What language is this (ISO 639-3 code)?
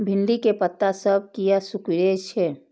mai